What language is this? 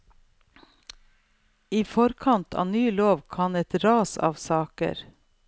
Norwegian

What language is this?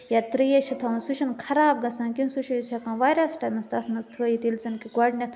Kashmiri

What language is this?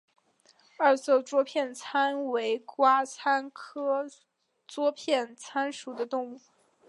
Chinese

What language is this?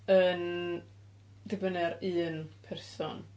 Welsh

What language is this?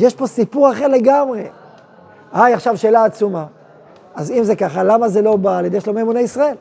Hebrew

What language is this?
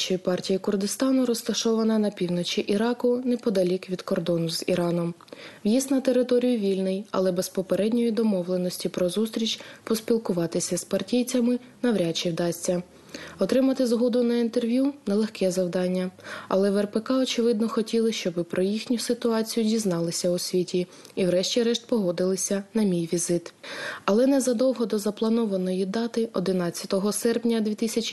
Ukrainian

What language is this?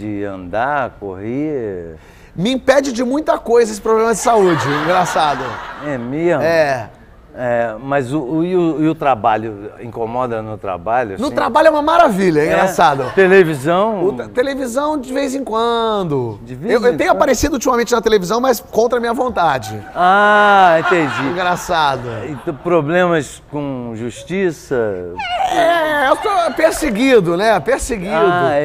Portuguese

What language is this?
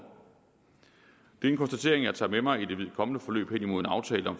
Danish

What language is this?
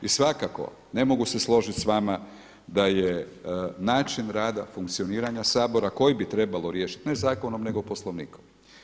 Croatian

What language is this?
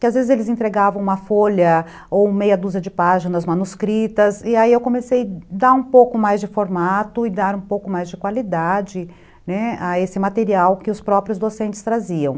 Portuguese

